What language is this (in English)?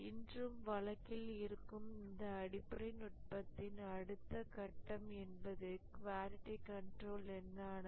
Tamil